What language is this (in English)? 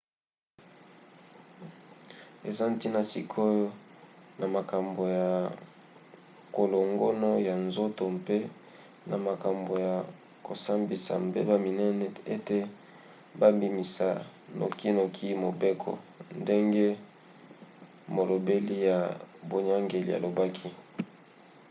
Lingala